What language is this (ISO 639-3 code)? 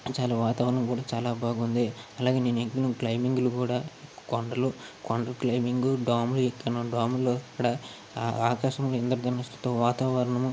tel